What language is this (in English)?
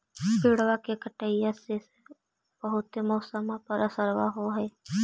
Magahi